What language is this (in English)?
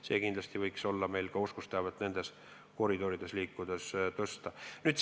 Estonian